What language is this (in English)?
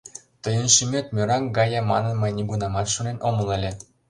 Mari